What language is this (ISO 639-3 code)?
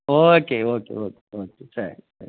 kan